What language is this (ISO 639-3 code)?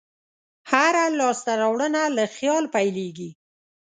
pus